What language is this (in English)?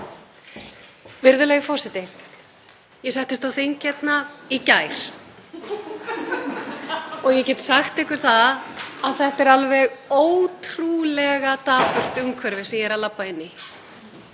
Icelandic